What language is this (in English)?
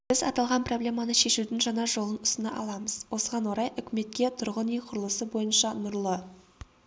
Kazakh